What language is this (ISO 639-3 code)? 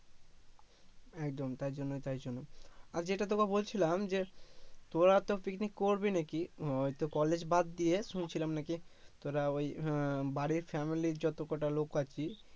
ben